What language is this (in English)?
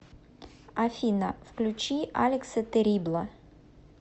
Russian